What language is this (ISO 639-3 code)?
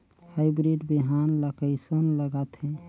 hne